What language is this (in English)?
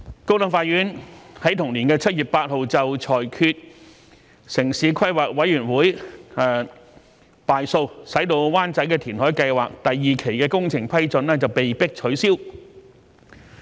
Cantonese